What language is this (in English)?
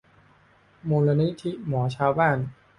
Thai